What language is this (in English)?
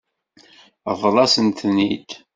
Kabyle